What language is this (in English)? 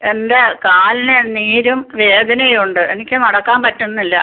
Malayalam